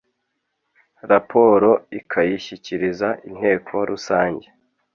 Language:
Kinyarwanda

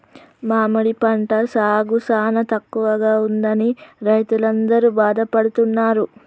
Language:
Telugu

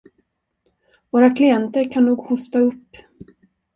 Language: Swedish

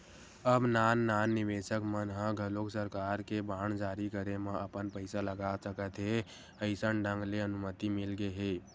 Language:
Chhattisgarhi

